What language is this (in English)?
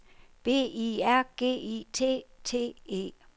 Danish